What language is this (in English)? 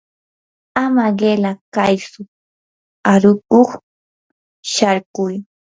Yanahuanca Pasco Quechua